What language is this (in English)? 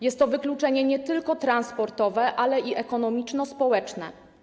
Polish